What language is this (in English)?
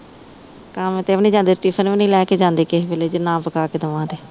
Punjabi